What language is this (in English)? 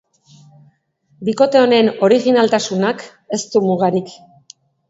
Basque